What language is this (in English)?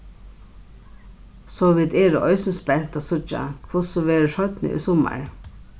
Faroese